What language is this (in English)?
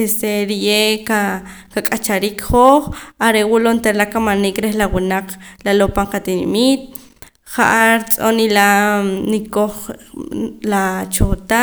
Poqomam